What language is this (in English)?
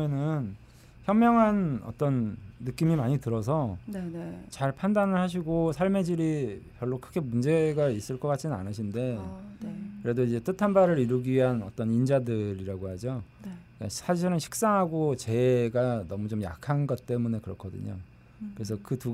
Korean